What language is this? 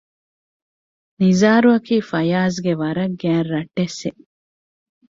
Divehi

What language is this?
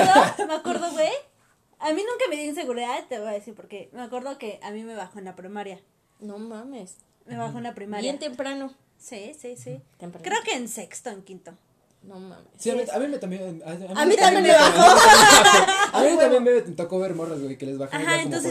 Spanish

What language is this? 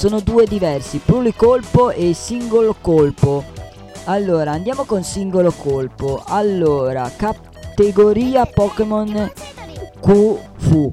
Italian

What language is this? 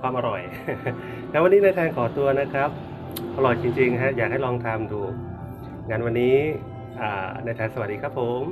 Thai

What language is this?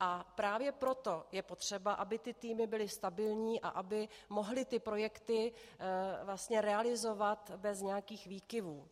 Czech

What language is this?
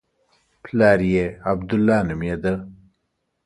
Pashto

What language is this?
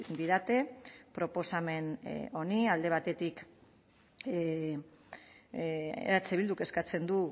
Basque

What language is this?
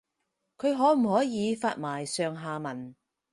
Cantonese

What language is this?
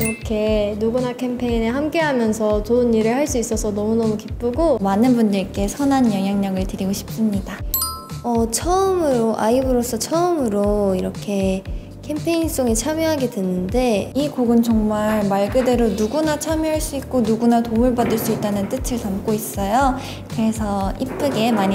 Korean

